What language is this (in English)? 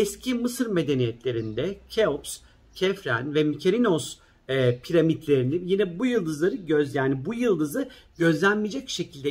Turkish